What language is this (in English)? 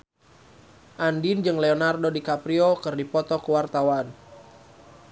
Sundanese